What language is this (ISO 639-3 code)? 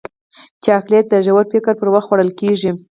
pus